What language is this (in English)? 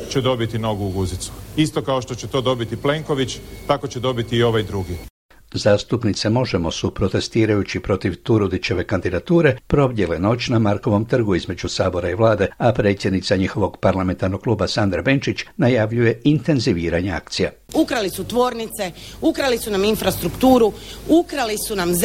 Croatian